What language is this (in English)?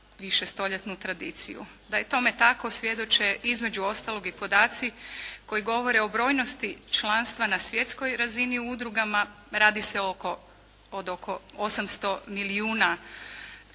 Croatian